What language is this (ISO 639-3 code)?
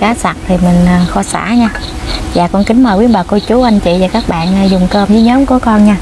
vie